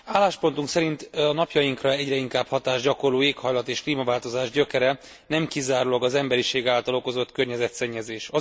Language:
Hungarian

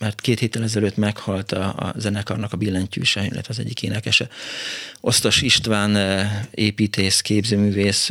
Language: Hungarian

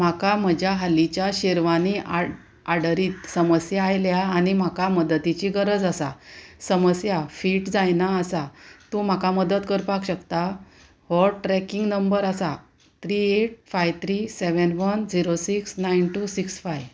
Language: Konkani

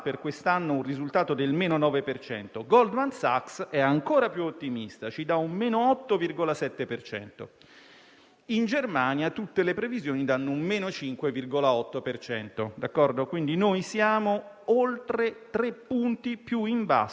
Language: Italian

